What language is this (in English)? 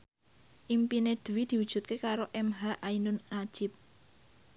Javanese